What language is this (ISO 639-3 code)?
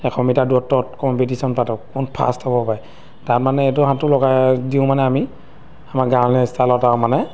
asm